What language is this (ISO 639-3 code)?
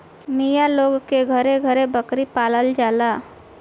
bho